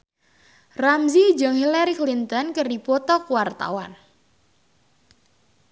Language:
Sundanese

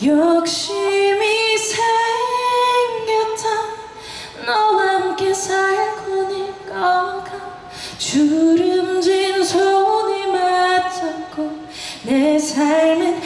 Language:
Korean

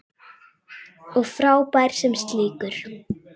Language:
Icelandic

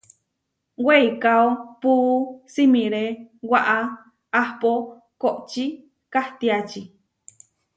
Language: Huarijio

